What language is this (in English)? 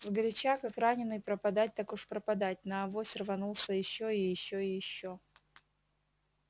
Russian